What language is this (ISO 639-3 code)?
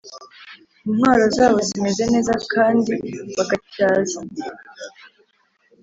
kin